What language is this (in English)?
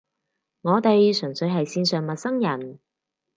Cantonese